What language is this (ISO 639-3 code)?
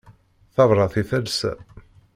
kab